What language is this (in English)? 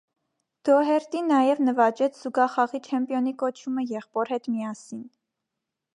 Armenian